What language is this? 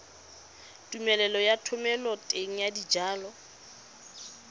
Tswana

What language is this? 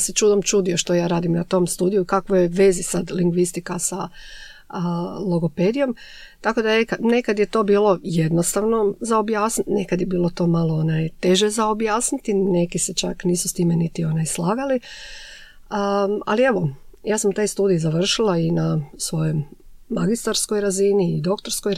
Croatian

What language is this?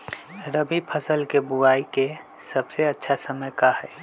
Magahi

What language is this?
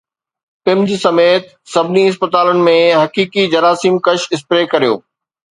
Sindhi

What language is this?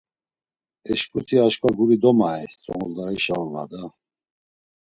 Laz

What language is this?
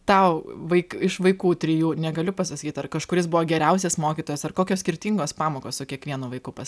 Lithuanian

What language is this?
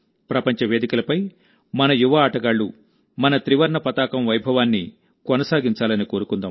Telugu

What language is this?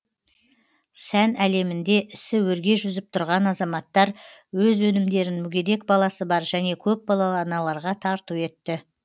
Kazakh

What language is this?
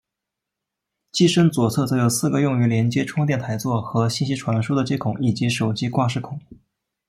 Chinese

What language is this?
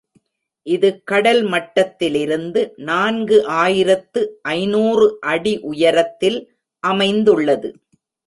Tamil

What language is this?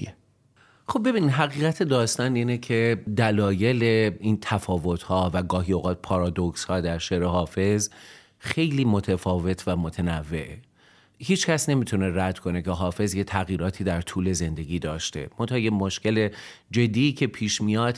Persian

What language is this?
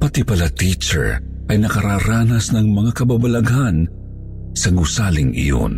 Filipino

